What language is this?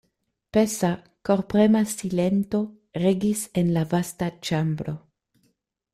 Esperanto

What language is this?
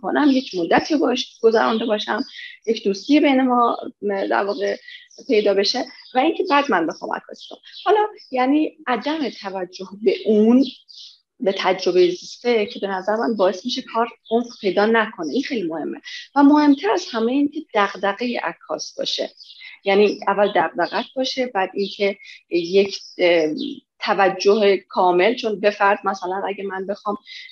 Persian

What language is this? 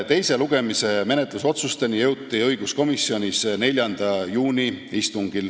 Estonian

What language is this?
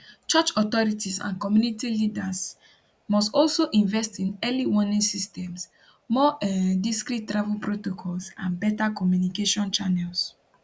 Nigerian Pidgin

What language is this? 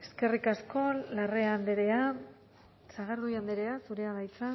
Basque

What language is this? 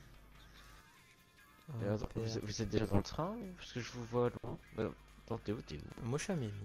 French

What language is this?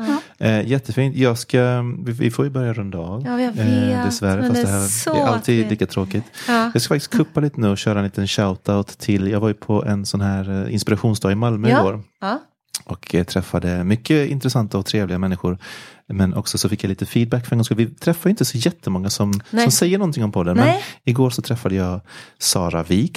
Swedish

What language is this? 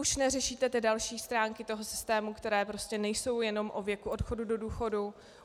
Czech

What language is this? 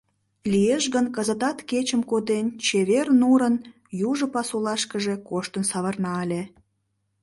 Mari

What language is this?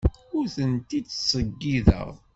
Kabyle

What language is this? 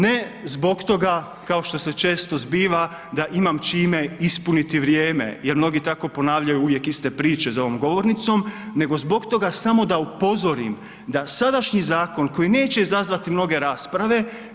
Croatian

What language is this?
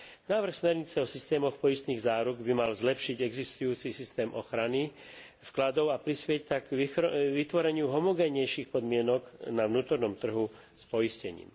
Slovak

